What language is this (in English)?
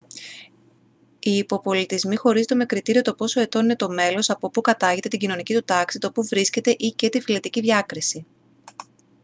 Greek